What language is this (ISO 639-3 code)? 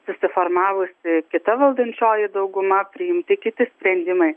lit